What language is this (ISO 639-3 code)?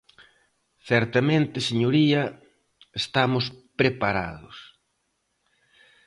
glg